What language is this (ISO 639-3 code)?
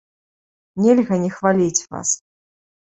bel